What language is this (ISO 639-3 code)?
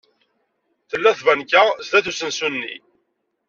kab